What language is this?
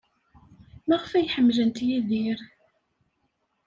Kabyle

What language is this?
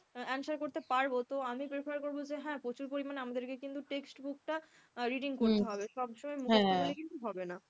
Bangla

